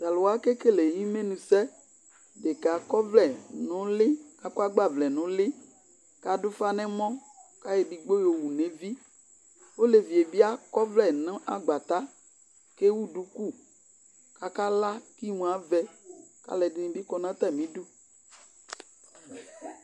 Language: Ikposo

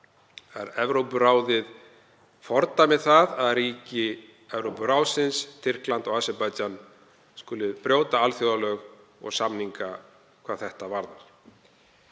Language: Icelandic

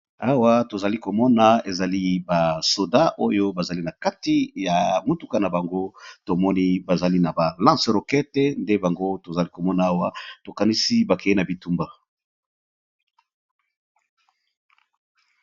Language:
Lingala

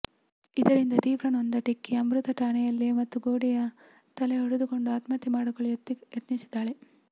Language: Kannada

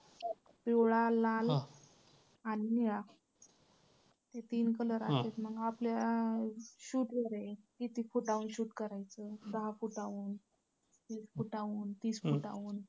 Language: Marathi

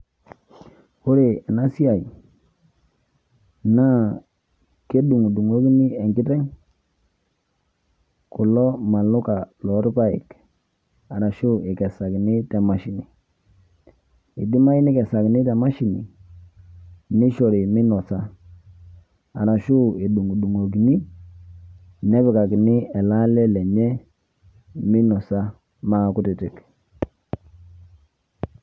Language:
Masai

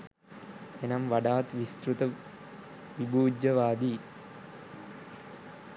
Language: Sinhala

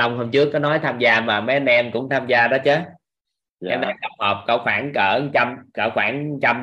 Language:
Vietnamese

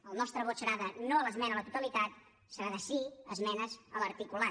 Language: Catalan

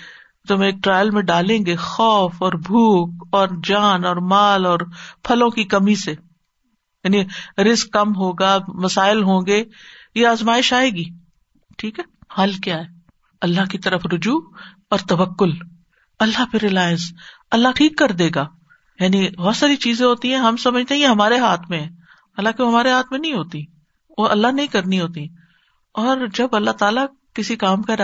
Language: Urdu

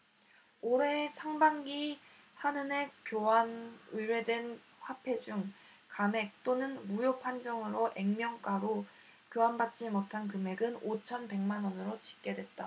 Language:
Korean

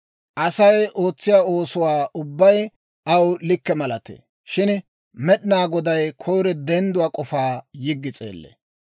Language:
Dawro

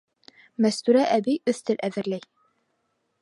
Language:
Bashkir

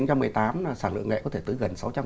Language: Vietnamese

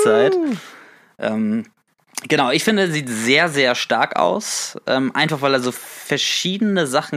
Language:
German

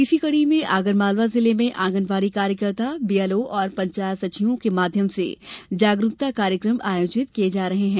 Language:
Hindi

